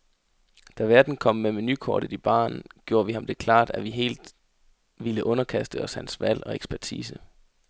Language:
Danish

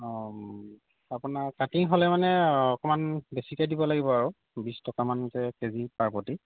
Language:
Assamese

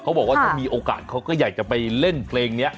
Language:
Thai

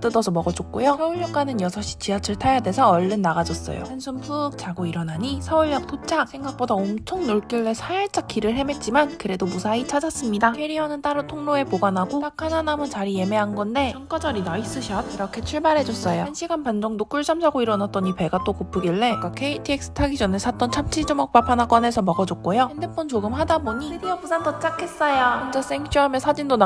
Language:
Korean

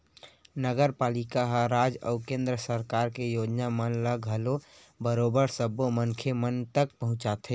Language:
Chhattisgarhi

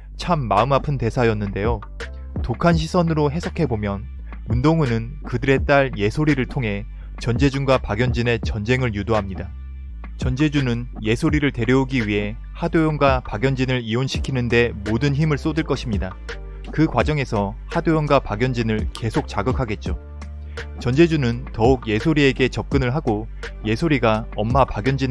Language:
Korean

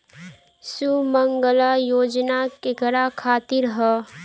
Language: Bhojpuri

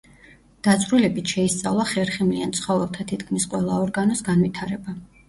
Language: Georgian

